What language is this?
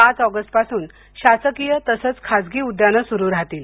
Marathi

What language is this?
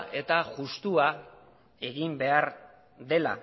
Basque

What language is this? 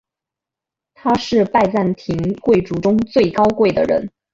Chinese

